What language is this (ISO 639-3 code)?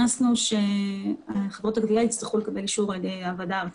heb